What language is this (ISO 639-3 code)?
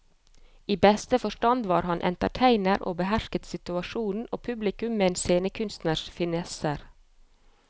nor